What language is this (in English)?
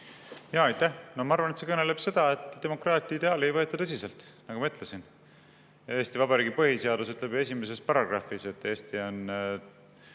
Estonian